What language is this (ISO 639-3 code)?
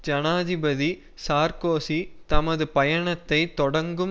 tam